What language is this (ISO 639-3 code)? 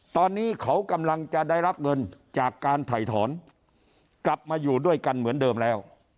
tha